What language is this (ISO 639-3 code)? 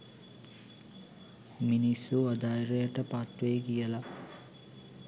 sin